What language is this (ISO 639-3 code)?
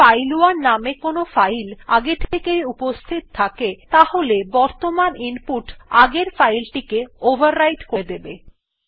ben